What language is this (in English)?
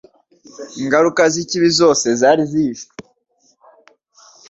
Kinyarwanda